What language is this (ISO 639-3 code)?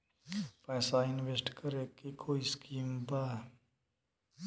bho